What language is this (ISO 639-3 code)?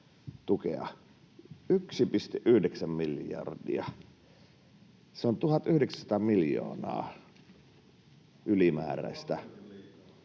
fin